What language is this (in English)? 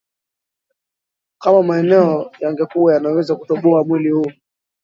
Swahili